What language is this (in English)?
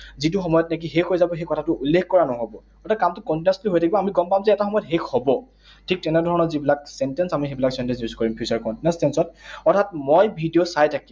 Assamese